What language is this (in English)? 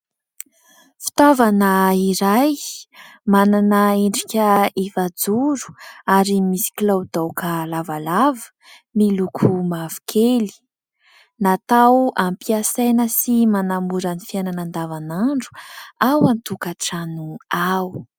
Malagasy